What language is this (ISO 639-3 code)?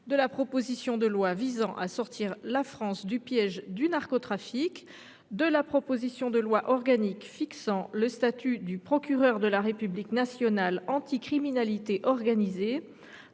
fra